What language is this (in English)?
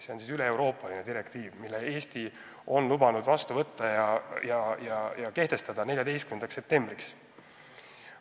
Estonian